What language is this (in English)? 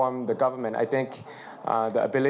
Thai